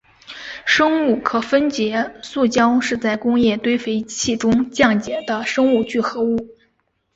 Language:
Chinese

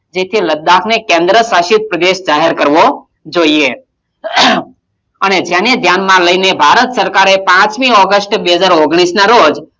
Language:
Gujarati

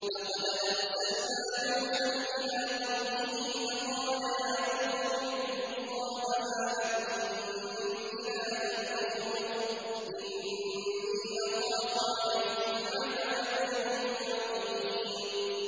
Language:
Arabic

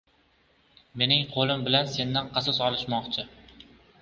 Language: Uzbek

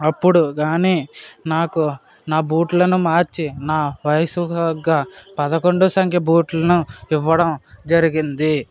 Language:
Telugu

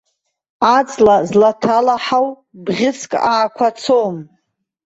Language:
Abkhazian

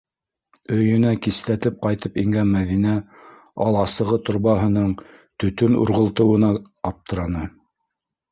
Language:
Bashkir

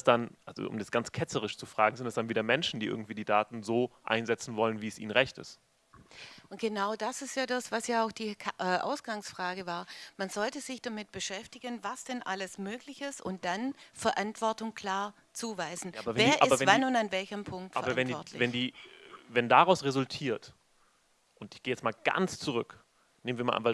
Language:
German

